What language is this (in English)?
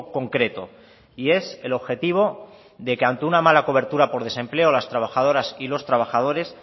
Spanish